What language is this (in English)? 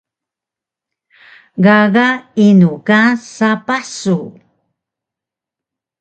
Taroko